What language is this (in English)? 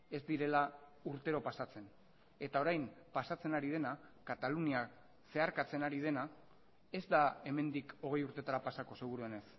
Basque